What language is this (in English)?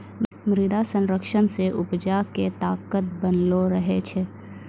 Maithili